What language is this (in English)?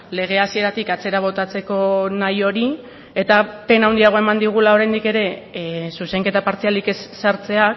Basque